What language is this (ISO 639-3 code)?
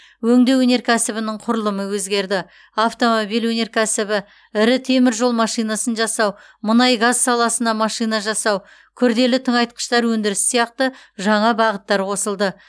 kaz